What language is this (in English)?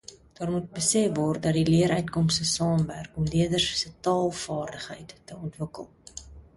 Afrikaans